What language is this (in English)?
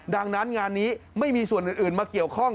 Thai